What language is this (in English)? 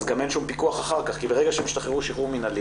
Hebrew